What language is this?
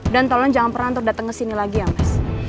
Indonesian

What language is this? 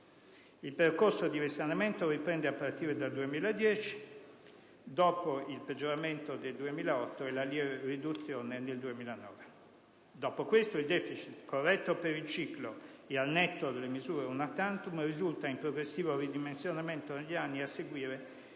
Italian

